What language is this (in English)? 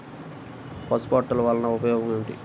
Telugu